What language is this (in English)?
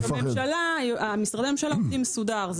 Hebrew